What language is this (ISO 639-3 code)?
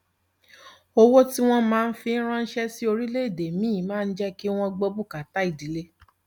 yor